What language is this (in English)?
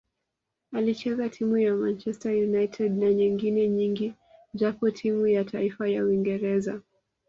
Swahili